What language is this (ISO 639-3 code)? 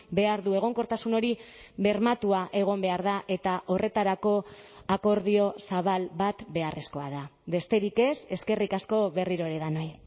eus